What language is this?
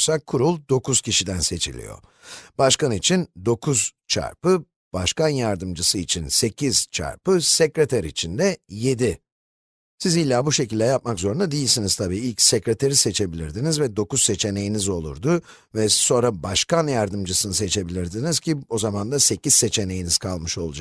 Turkish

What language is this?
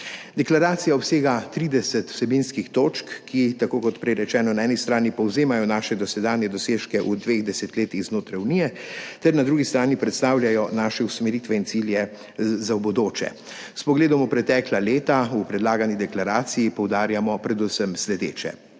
Slovenian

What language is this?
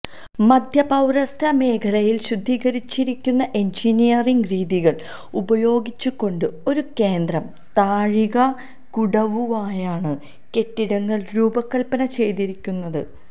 Malayalam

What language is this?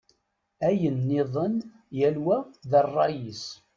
Kabyle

